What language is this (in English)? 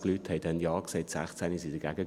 Swiss German